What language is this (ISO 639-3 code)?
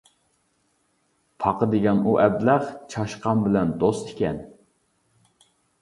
uig